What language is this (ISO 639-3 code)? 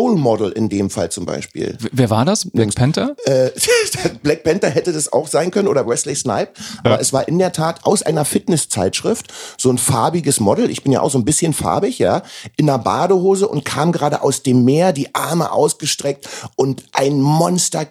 deu